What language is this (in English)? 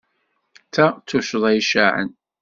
Kabyle